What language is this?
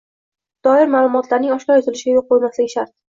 Uzbek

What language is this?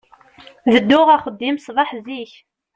Kabyle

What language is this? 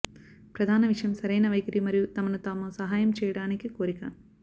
Telugu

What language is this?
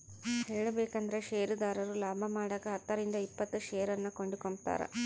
Kannada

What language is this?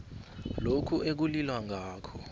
South Ndebele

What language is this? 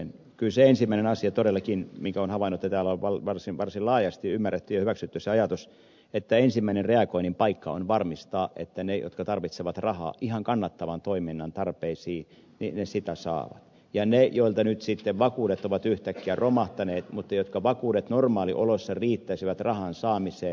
Finnish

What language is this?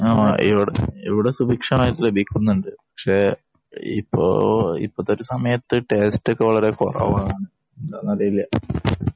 Malayalam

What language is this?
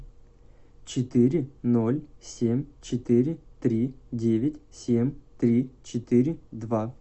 Russian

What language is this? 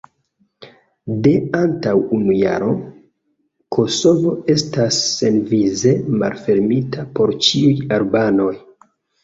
Esperanto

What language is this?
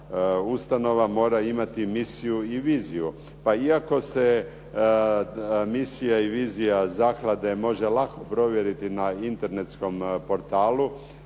Croatian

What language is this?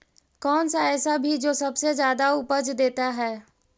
Magahi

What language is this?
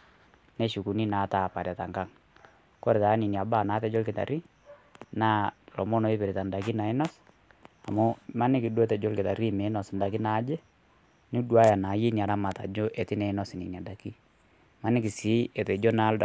Masai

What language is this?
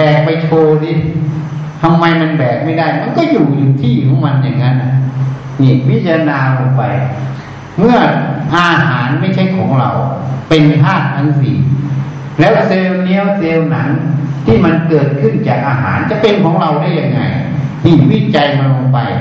Thai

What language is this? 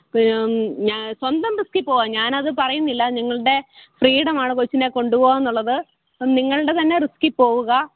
Malayalam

